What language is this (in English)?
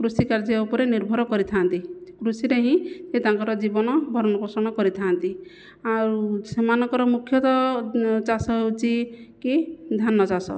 Odia